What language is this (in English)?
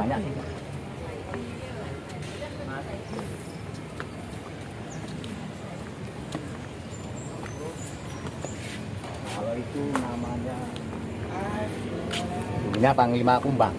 Indonesian